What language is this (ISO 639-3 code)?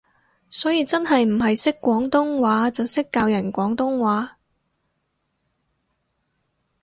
yue